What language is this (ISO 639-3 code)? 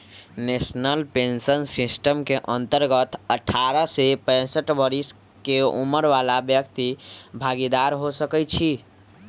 mag